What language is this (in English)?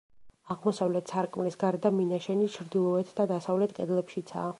Georgian